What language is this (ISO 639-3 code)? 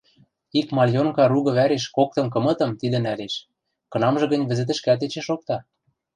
mrj